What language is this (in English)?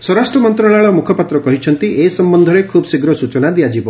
Odia